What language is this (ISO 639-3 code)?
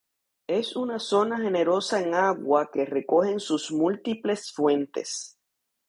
spa